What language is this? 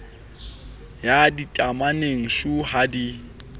Southern Sotho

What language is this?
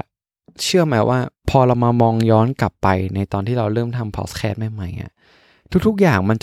Thai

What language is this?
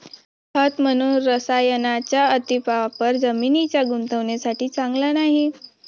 Marathi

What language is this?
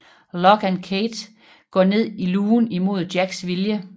Danish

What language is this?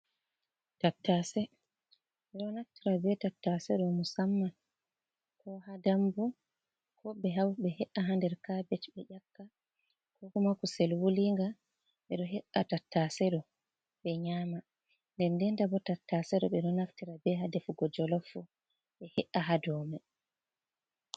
Fula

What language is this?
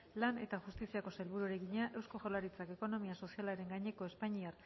Basque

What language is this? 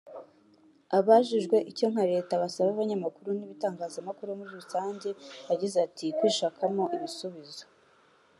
Kinyarwanda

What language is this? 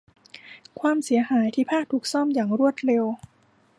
Thai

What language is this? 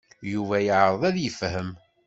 Kabyle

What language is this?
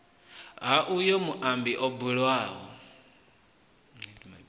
Venda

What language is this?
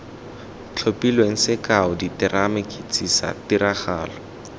Tswana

